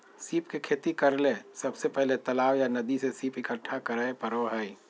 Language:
Magahi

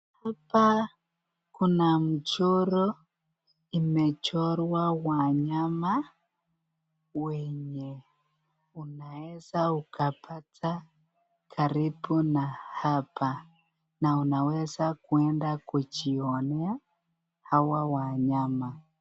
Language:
Swahili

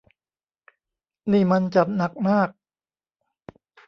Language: Thai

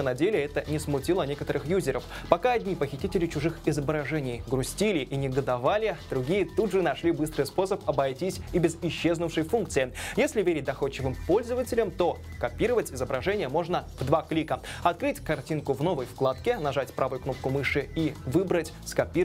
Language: Russian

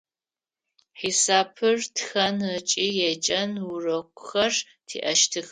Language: Adyghe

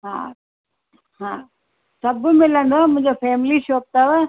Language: Sindhi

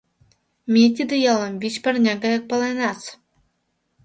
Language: Mari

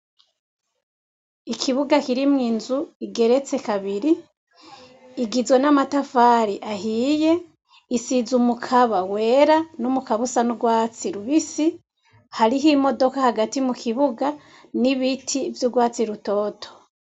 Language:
Rundi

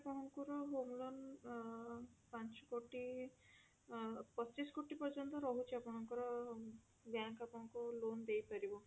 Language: Odia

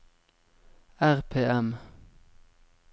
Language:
Norwegian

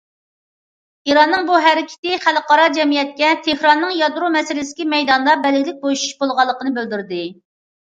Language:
Uyghur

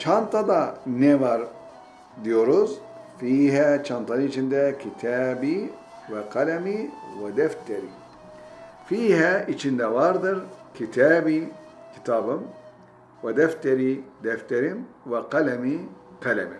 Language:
Turkish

